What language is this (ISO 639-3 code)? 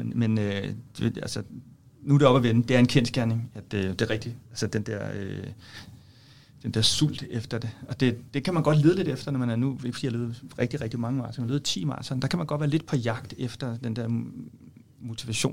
dan